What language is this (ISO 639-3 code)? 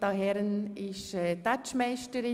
gsw